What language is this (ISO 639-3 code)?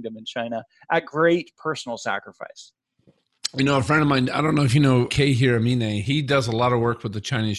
eng